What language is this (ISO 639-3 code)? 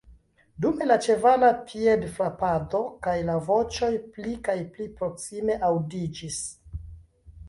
epo